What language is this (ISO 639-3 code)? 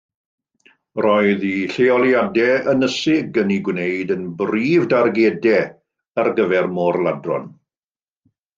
cym